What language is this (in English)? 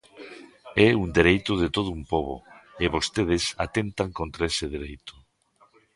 Galician